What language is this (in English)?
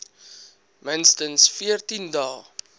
Afrikaans